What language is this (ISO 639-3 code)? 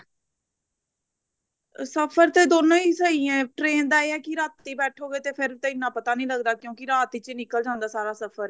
pan